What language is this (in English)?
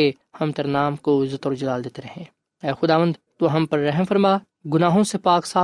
Urdu